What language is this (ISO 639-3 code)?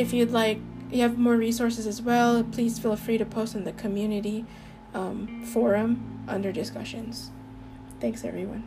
eng